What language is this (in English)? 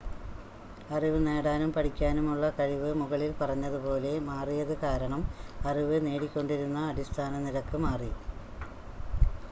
Malayalam